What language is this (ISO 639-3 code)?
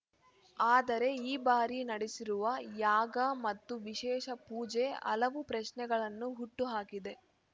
kan